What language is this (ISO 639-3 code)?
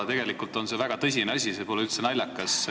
est